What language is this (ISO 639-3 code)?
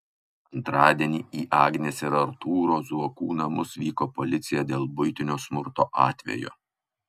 lit